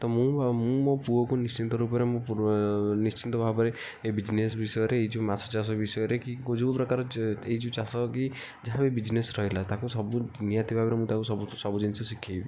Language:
Odia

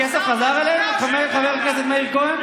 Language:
Hebrew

